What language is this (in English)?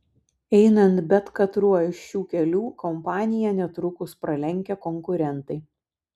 Lithuanian